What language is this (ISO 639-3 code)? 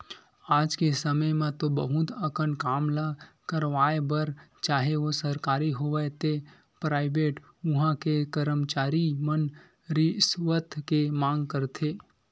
hne